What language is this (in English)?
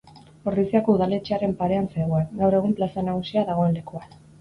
Basque